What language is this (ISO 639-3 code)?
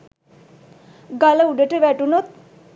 sin